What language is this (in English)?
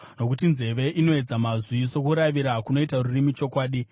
Shona